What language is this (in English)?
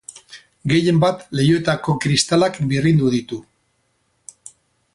Basque